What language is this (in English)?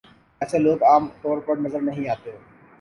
Urdu